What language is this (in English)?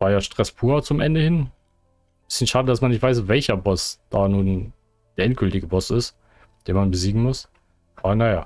German